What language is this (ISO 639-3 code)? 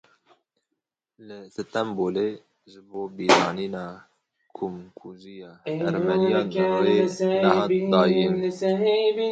kur